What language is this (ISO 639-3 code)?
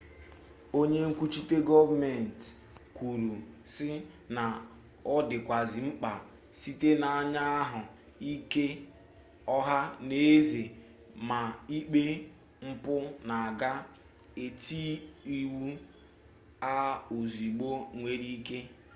ibo